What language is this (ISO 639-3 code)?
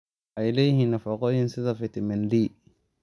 som